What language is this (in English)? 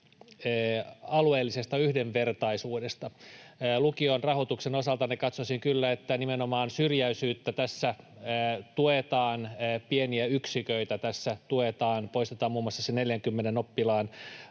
Finnish